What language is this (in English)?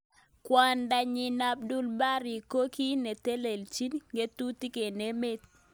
Kalenjin